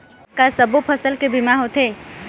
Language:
Chhattisgarhi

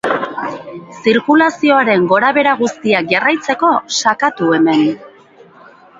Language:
Basque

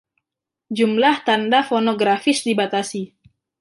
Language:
Indonesian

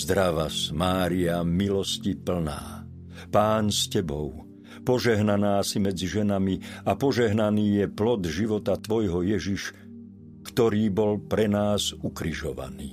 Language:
Slovak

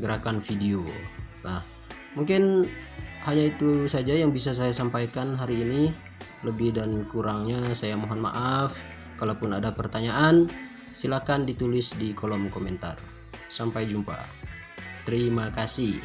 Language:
Indonesian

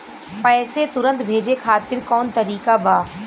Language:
Bhojpuri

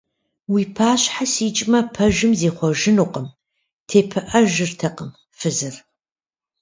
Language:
Kabardian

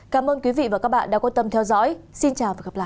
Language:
Vietnamese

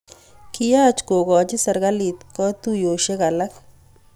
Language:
Kalenjin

